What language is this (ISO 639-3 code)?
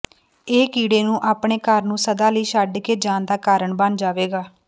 pan